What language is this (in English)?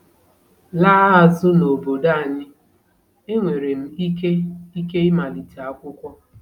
Igbo